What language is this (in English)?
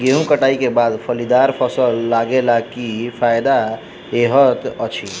Maithili